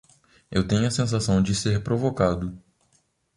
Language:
Portuguese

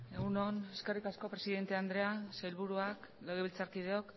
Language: Basque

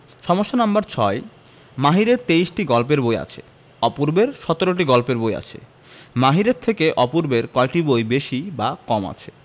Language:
Bangla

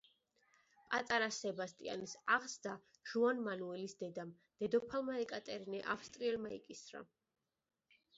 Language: Georgian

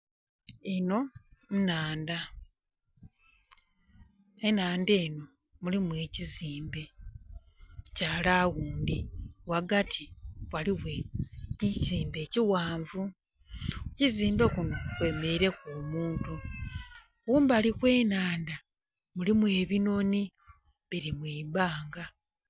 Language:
Soga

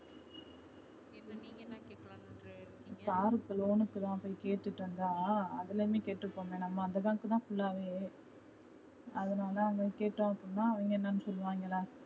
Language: Tamil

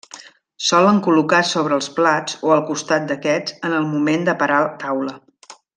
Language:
Catalan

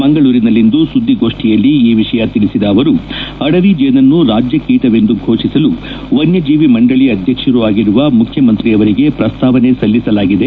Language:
Kannada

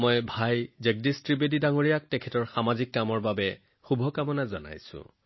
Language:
Assamese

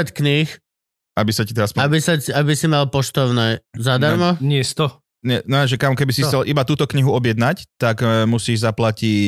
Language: Slovak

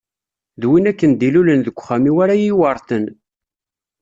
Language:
Kabyle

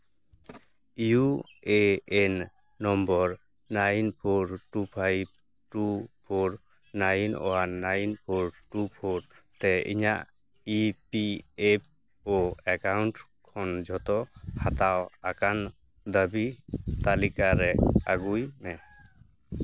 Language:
Santali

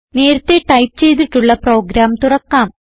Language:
Malayalam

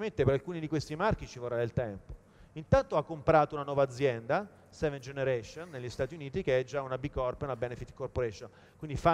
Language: Italian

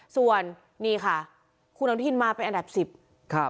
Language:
Thai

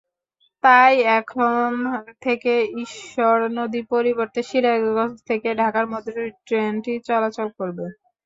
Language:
Bangla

